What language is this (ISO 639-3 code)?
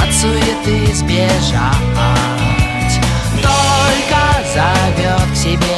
rus